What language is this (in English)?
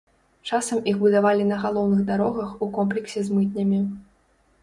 Belarusian